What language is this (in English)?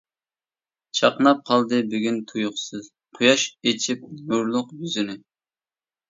Uyghur